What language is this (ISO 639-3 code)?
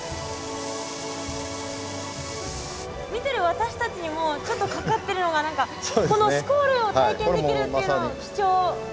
jpn